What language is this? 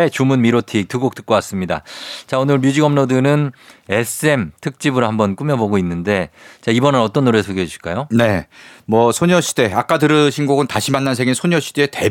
Korean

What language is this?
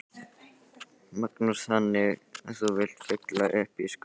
Icelandic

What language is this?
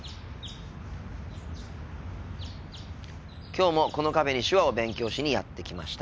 Japanese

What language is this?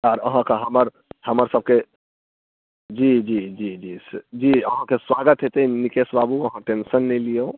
Maithili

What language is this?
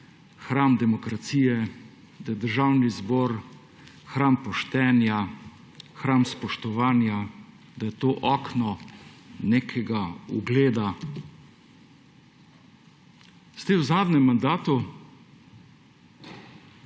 Slovenian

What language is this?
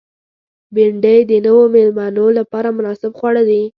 Pashto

